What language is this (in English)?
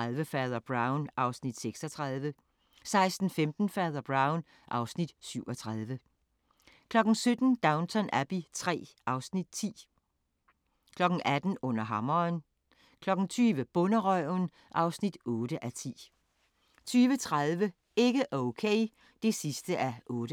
Danish